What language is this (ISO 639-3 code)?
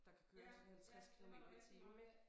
dan